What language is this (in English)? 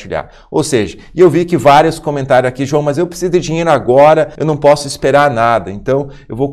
Portuguese